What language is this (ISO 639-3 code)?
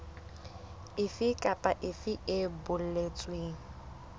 sot